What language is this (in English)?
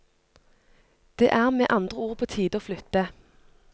Norwegian